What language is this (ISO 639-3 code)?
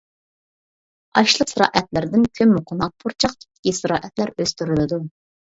uig